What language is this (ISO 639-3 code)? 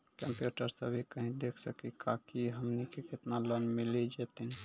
mai